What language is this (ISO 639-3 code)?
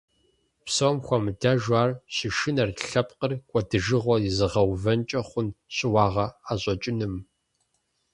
kbd